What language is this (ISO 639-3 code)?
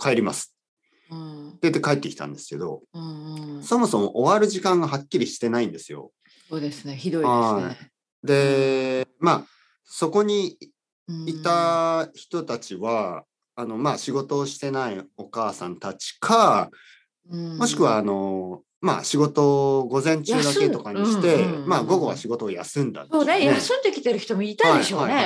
jpn